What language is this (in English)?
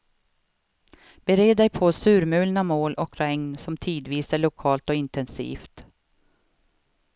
Swedish